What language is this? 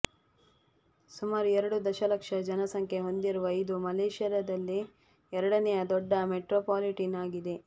Kannada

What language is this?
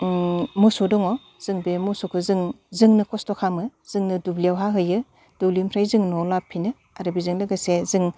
Bodo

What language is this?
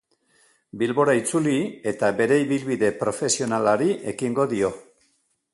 Basque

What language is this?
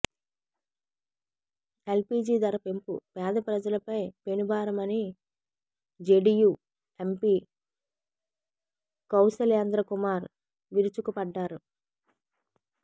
Telugu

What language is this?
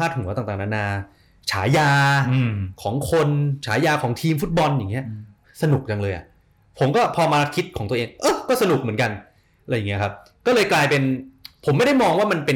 Thai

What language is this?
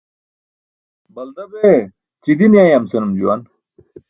Burushaski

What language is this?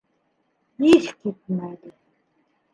Bashkir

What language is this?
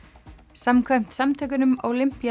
Icelandic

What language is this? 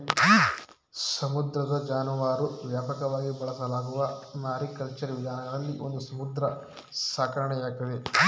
Kannada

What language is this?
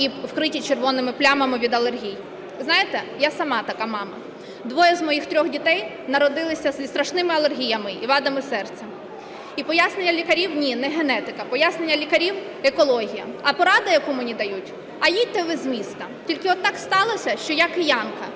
Ukrainian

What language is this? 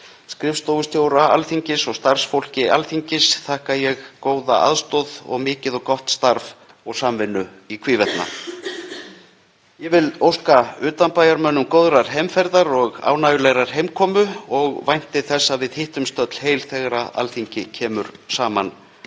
Icelandic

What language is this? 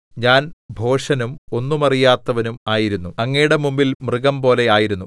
Malayalam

